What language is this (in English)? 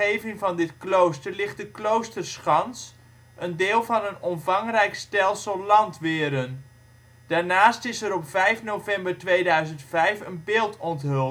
Dutch